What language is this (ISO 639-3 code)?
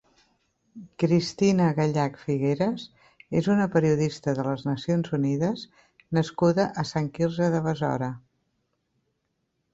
cat